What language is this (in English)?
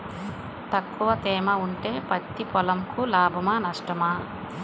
Telugu